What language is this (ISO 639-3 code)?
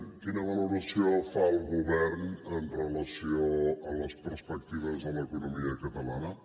cat